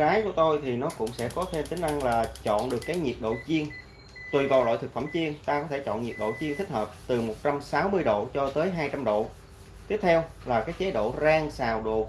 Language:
Vietnamese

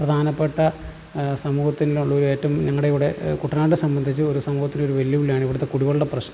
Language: Malayalam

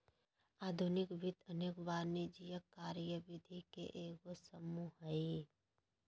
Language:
Magahi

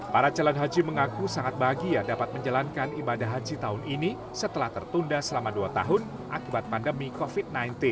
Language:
Indonesian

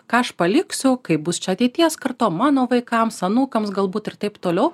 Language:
Lithuanian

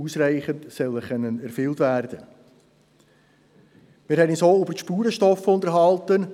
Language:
Swiss German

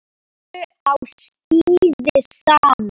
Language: Icelandic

